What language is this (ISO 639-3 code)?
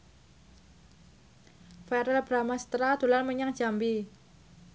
jav